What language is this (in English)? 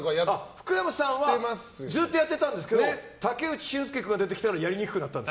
Japanese